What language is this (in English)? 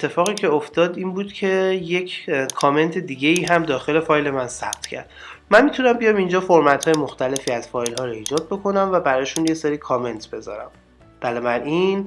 Persian